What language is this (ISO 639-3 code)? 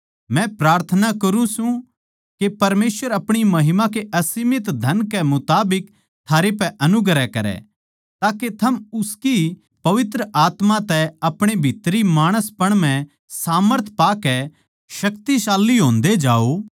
bgc